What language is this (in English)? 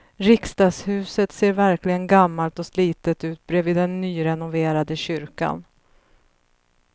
Swedish